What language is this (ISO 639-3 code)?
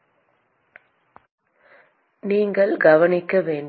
tam